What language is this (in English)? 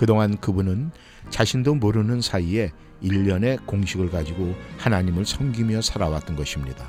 Korean